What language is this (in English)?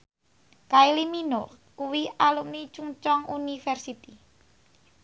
Javanese